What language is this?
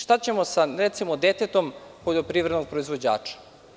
Serbian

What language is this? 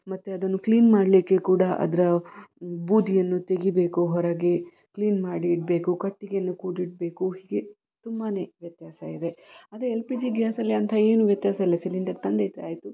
Kannada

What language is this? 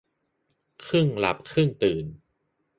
Thai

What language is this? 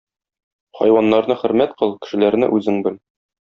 Tatar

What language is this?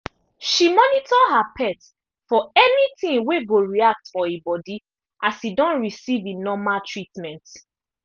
Nigerian Pidgin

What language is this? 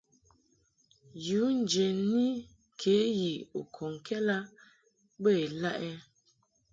Mungaka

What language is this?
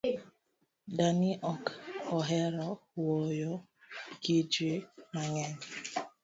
Luo (Kenya and Tanzania)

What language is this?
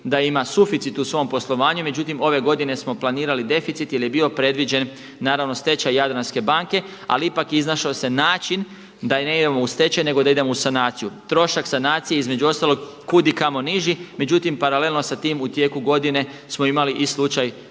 Croatian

